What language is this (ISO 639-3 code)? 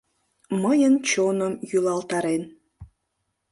chm